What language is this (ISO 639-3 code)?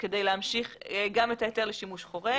heb